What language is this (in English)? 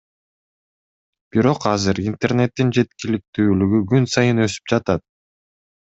Kyrgyz